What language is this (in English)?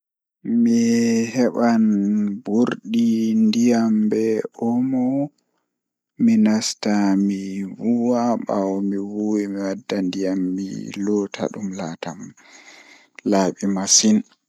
Fula